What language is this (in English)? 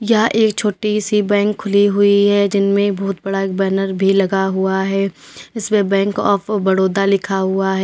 Hindi